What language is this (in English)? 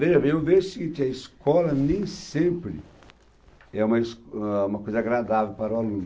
Portuguese